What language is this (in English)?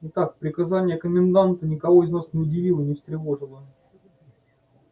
Russian